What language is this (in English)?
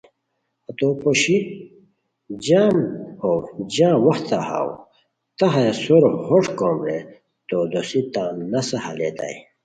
Khowar